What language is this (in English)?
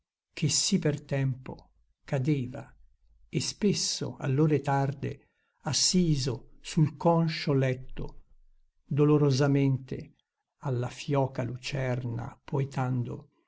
Italian